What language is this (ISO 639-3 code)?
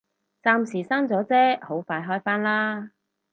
yue